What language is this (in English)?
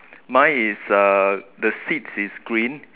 English